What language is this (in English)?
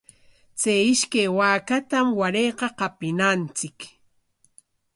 Corongo Ancash Quechua